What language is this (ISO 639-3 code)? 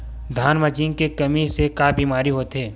hne